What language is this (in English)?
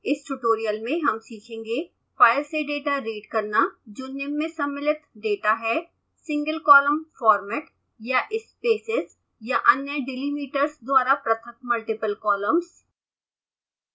Hindi